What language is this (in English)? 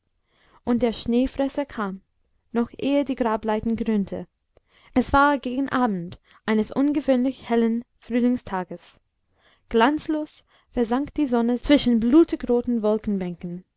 German